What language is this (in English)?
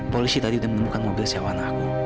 Indonesian